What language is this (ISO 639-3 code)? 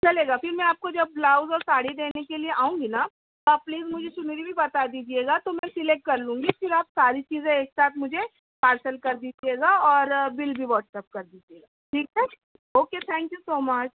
urd